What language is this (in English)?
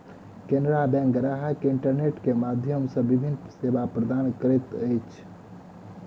Maithili